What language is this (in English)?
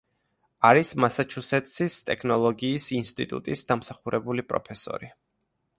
Georgian